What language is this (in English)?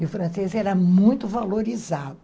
Portuguese